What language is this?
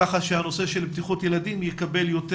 Hebrew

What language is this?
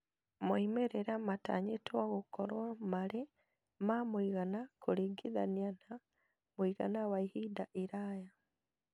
Kikuyu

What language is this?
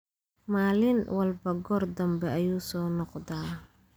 Somali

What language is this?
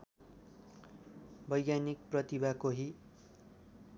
Nepali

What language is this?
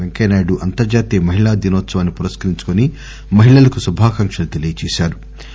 Telugu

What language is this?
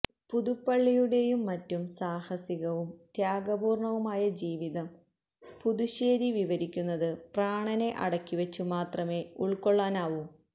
Malayalam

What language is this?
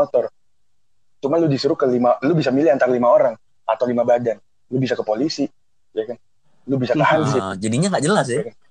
Indonesian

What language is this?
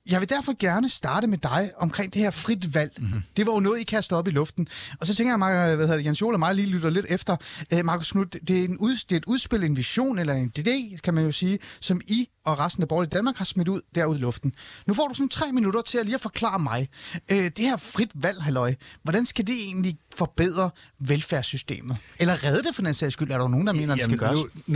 Danish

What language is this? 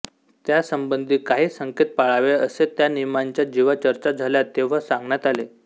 Marathi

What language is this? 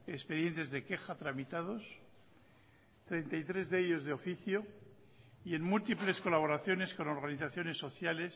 Spanish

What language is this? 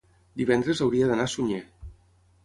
Catalan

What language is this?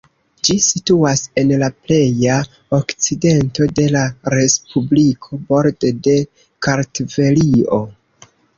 Esperanto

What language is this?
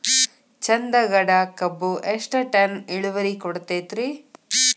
Kannada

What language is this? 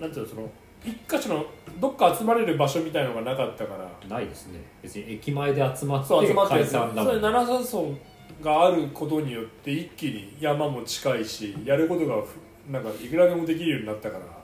Japanese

